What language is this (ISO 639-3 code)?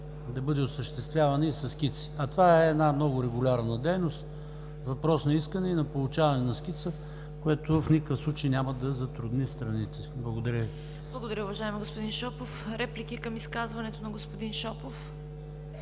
bul